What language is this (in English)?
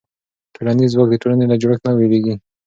Pashto